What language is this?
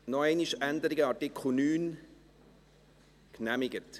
Swiss German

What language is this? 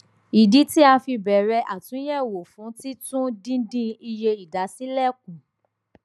Yoruba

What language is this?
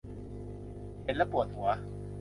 Thai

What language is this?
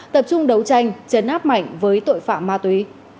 Vietnamese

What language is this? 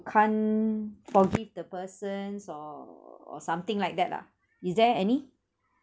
English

